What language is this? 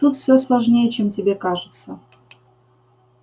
Russian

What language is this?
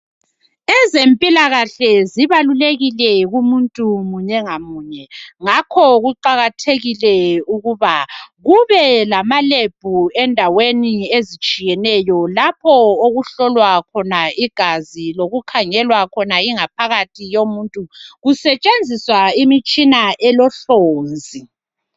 North Ndebele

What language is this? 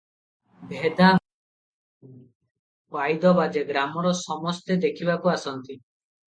Odia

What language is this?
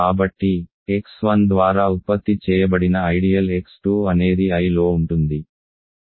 Telugu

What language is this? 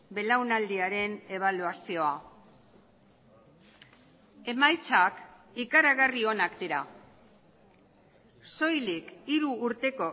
Basque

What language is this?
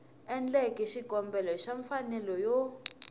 Tsonga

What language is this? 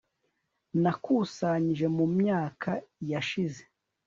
Kinyarwanda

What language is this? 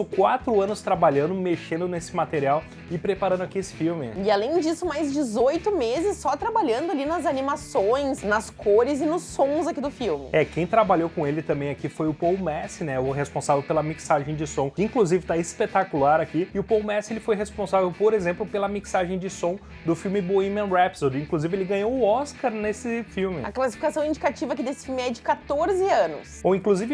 Portuguese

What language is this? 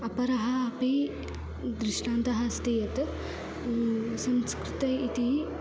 Sanskrit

